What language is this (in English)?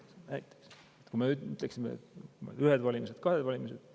Estonian